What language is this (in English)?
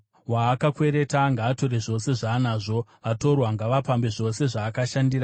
Shona